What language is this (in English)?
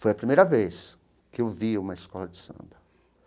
Portuguese